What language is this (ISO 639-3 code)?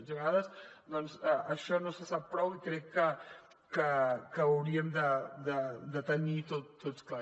cat